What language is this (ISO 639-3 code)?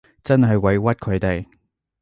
yue